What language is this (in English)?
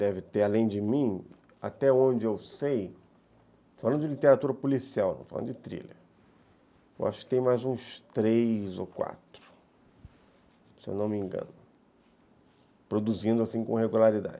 Portuguese